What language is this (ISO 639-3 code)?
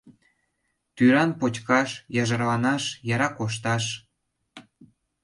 chm